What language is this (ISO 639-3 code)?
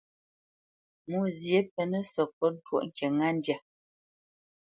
bce